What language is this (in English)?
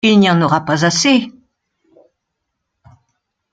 French